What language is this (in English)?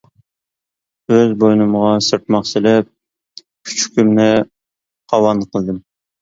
Uyghur